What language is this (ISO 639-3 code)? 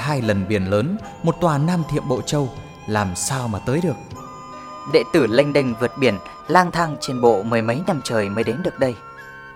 vie